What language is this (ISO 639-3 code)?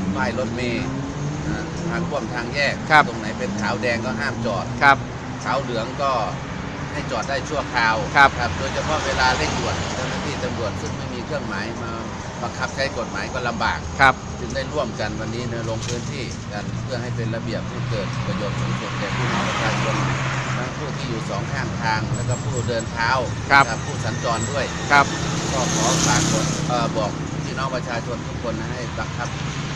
tha